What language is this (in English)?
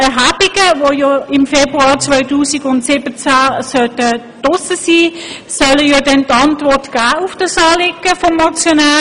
Swiss German